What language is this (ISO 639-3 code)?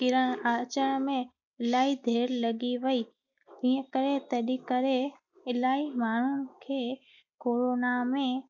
snd